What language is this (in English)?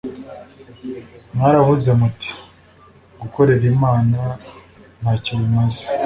Kinyarwanda